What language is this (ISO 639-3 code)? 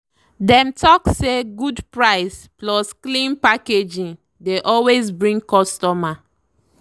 pcm